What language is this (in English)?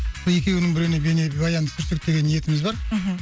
Kazakh